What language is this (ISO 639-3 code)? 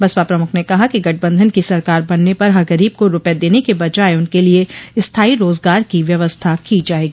hin